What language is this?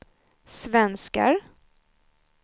Swedish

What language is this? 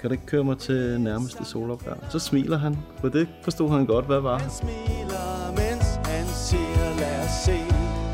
Danish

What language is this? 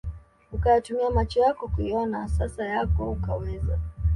Swahili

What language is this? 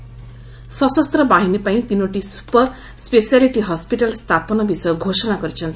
Odia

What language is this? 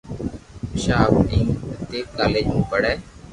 Loarki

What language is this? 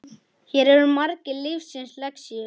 Icelandic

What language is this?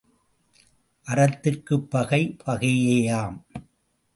Tamil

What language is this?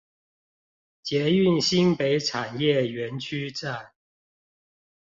Chinese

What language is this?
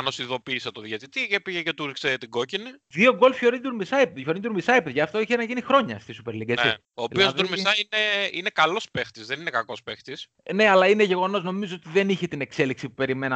Greek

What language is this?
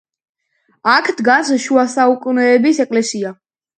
Georgian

